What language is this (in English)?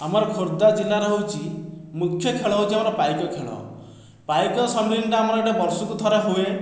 Odia